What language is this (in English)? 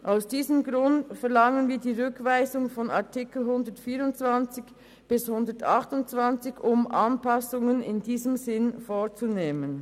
Swiss German